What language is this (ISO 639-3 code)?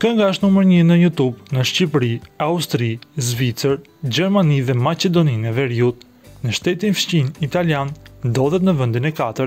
ron